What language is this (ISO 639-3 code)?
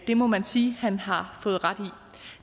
dan